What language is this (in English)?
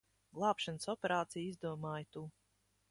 Latvian